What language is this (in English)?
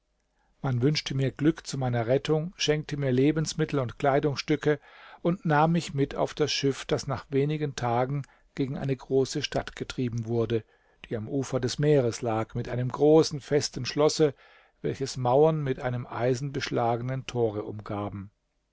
German